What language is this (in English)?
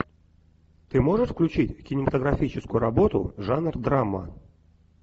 Russian